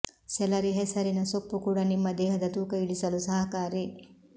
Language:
Kannada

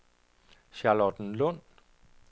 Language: Danish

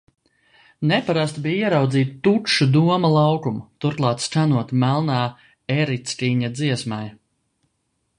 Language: Latvian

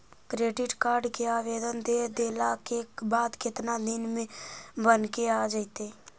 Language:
Magahi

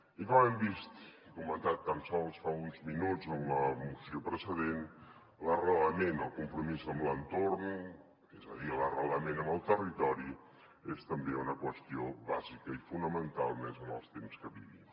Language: Catalan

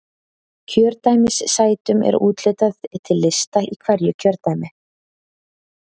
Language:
Icelandic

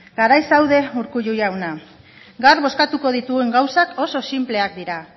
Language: Basque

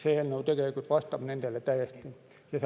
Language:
Estonian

